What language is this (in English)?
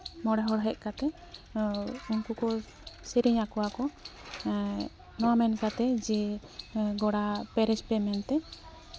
Santali